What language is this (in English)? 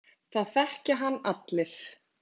Icelandic